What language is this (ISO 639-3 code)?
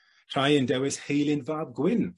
cym